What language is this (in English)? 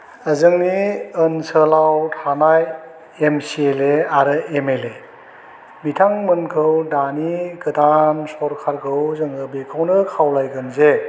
Bodo